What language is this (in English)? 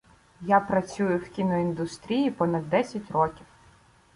Ukrainian